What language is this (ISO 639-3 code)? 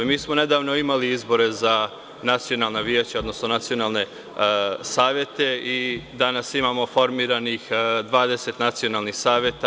srp